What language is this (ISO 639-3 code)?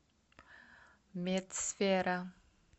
rus